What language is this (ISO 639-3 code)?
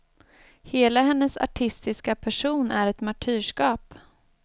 swe